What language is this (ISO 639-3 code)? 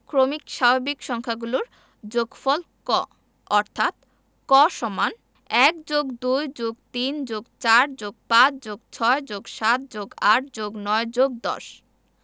ben